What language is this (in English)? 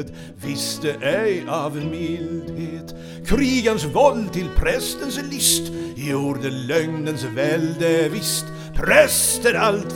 Swedish